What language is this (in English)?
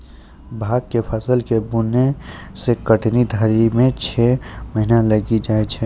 Maithili